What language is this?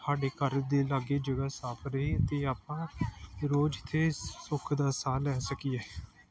Punjabi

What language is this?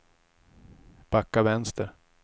Swedish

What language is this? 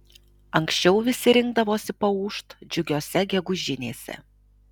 Lithuanian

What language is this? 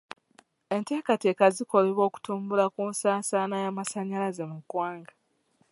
Ganda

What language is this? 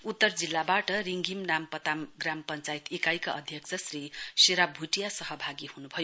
Nepali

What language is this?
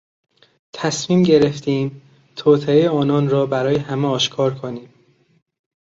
Persian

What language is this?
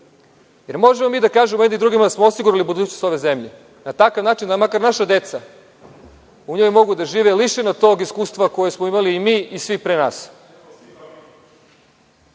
Serbian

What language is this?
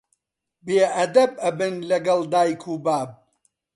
Central Kurdish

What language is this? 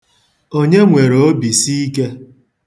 Igbo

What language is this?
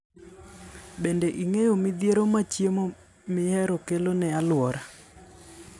Luo (Kenya and Tanzania)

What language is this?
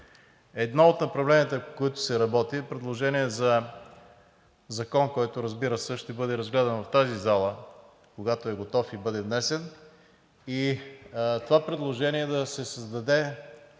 Bulgarian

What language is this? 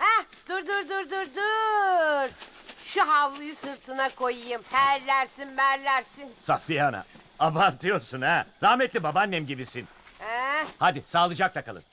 Turkish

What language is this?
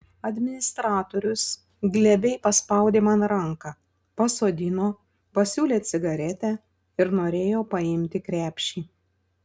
Lithuanian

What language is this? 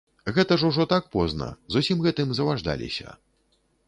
Belarusian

